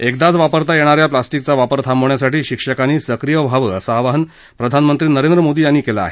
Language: Marathi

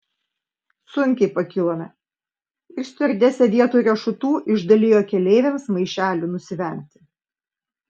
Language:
Lithuanian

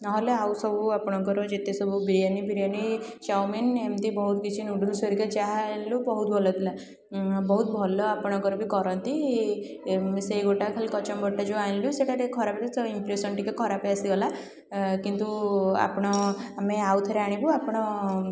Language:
Odia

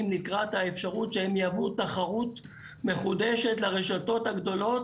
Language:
Hebrew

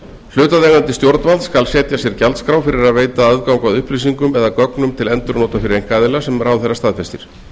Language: Icelandic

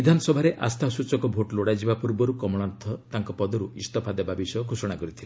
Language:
Odia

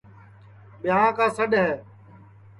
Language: Sansi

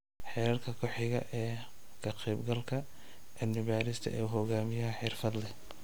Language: Somali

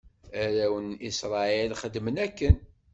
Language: Kabyle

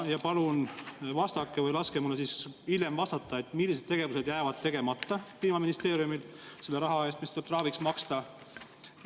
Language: Estonian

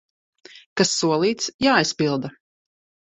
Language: Latvian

